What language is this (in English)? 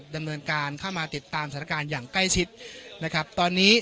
Thai